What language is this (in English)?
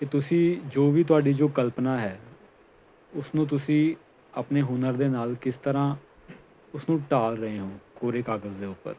Punjabi